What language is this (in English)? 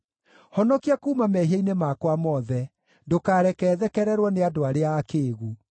Kikuyu